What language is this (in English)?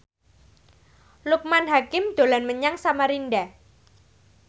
Javanese